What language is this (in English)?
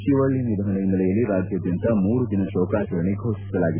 Kannada